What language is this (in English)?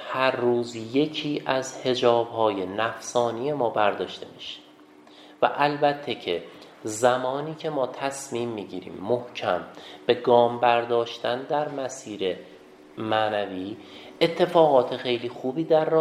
Persian